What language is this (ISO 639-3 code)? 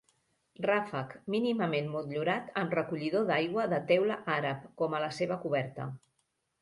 cat